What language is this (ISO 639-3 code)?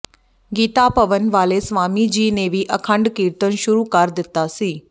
pan